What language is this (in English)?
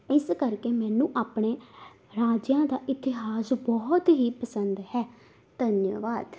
Punjabi